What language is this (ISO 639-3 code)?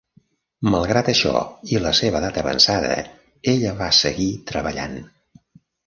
cat